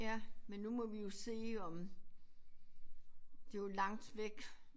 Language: Danish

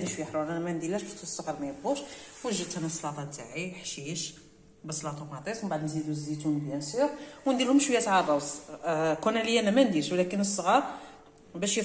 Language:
Arabic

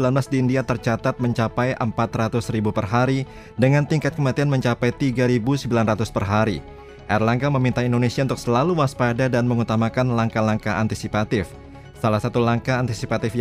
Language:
Indonesian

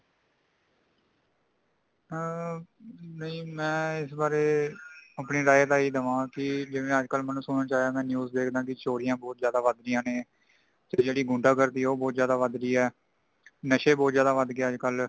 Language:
Punjabi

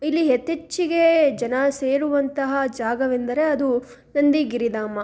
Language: Kannada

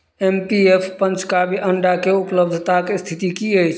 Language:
Maithili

